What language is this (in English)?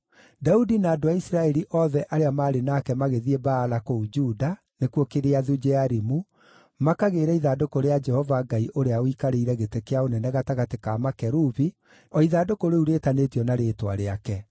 Kikuyu